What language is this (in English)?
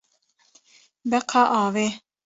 Kurdish